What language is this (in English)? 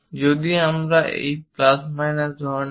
Bangla